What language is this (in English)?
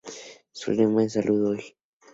Spanish